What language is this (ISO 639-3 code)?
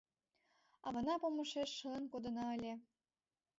chm